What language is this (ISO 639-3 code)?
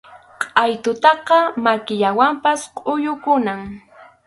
qxu